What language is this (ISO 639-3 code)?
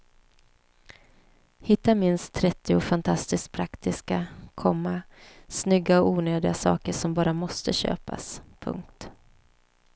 swe